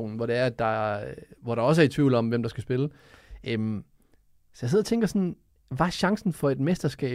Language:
Danish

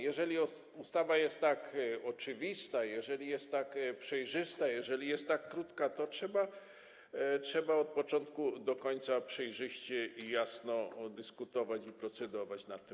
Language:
Polish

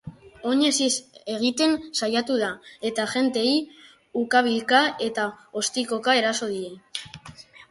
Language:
Basque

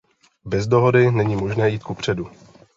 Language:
Czech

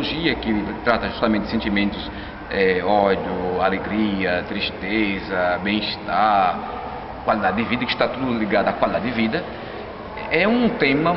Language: Portuguese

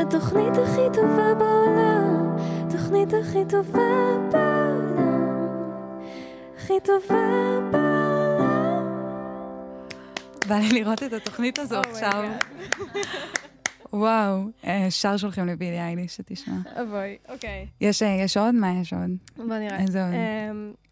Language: Hebrew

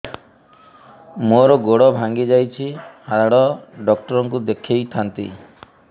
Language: Odia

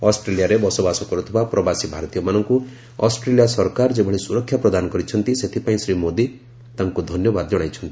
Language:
Odia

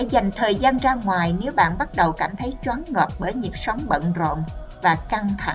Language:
Vietnamese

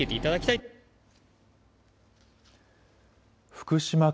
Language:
Japanese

